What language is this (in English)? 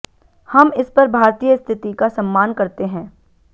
Hindi